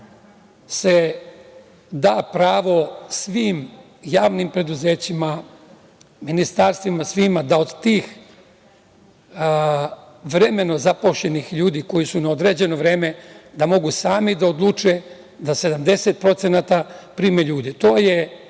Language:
Serbian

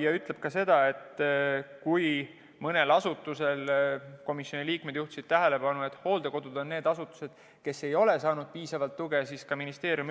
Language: Estonian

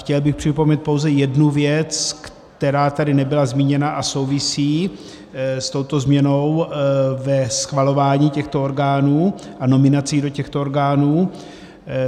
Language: Czech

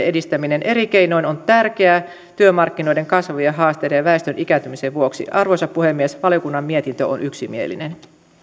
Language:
Finnish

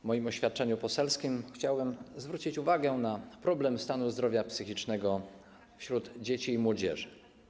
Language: Polish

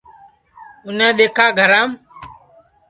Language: Sansi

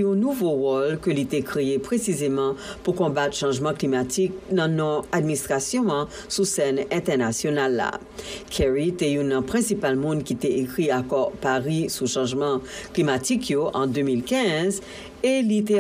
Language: French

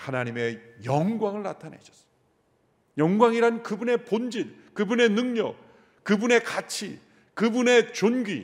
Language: Korean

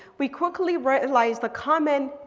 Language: English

